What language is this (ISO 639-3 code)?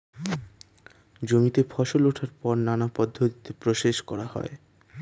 ben